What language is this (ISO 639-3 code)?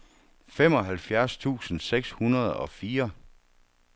dan